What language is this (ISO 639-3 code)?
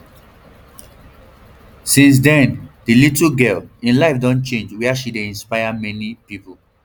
pcm